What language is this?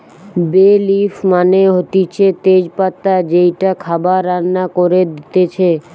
Bangla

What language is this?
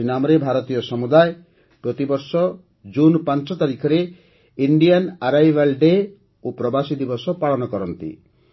Odia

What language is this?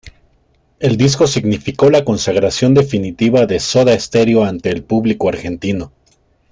Spanish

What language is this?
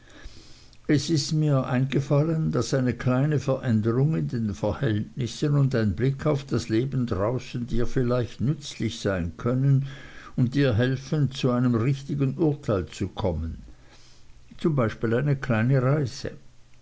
German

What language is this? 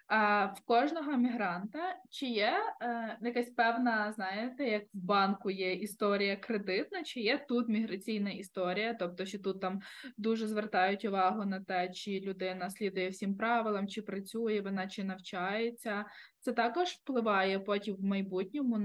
Ukrainian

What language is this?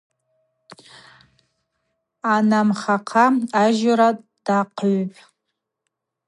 Abaza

